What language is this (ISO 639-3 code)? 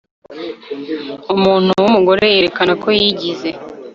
kin